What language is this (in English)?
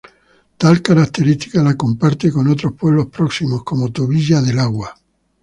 Spanish